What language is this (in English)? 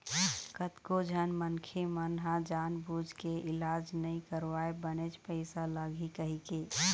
Chhattisgarhi